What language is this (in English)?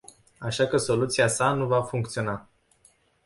Romanian